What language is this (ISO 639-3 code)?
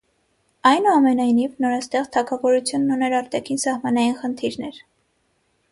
hye